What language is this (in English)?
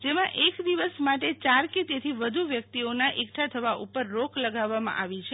Gujarati